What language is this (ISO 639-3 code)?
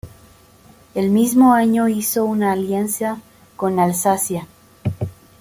spa